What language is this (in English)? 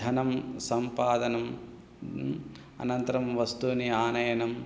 Sanskrit